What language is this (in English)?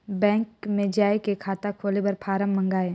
Chhattisgarhi